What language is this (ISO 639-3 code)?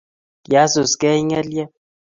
kln